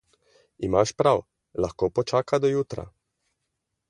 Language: Slovenian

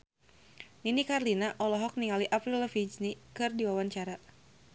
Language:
Sundanese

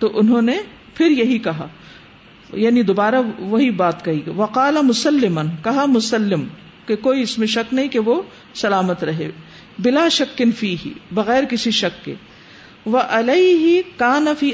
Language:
Urdu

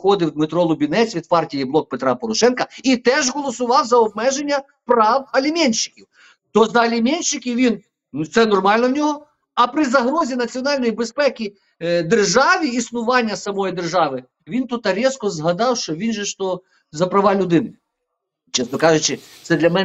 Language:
Ukrainian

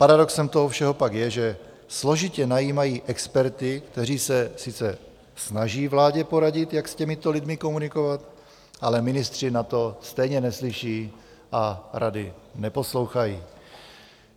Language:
Czech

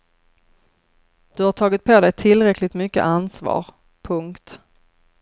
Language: Swedish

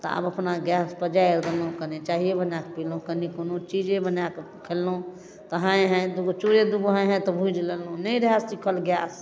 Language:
Maithili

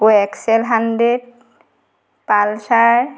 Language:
Assamese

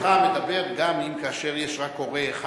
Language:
Hebrew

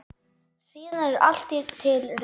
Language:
Icelandic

